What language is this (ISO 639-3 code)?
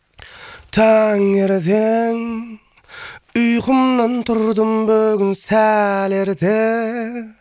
kaz